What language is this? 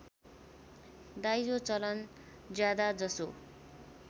Nepali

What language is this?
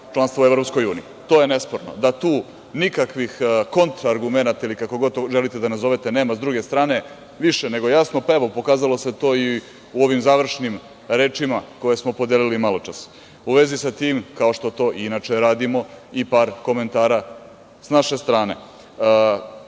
Serbian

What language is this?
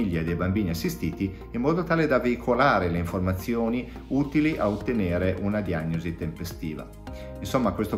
Italian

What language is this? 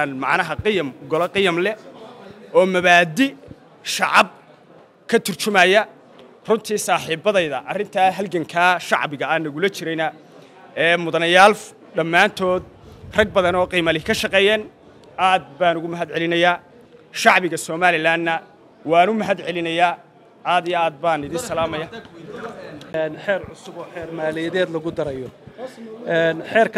Arabic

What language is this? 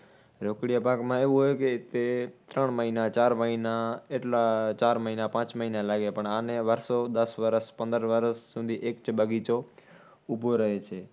Gujarati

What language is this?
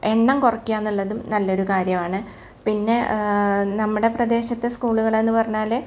Malayalam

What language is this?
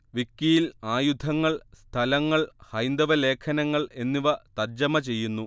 Malayalam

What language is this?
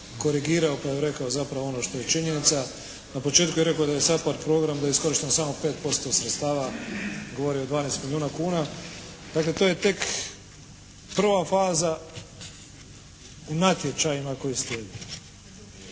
Croatian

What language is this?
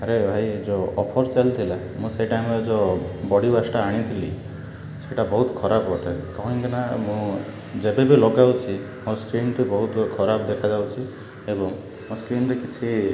Odia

